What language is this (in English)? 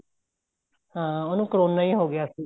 Punjabi